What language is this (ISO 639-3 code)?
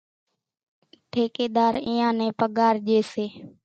gjk